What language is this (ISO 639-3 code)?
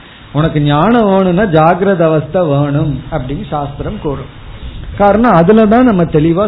tam